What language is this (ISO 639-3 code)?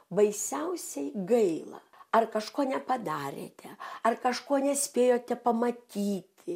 lit